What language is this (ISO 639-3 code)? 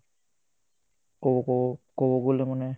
asm